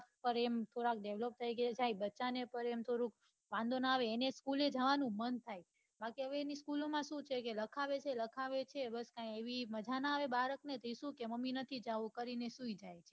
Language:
Gujarati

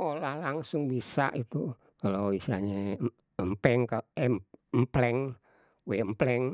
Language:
Betawi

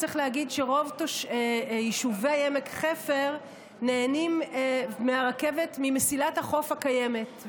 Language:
Hebrew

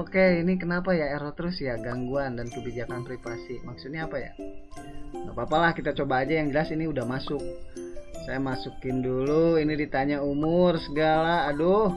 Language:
Indonesian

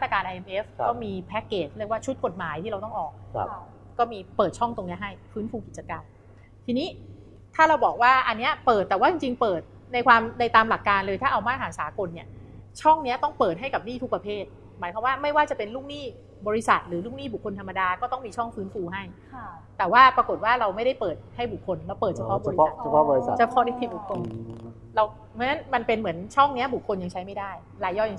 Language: Thai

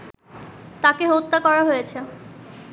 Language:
Bangla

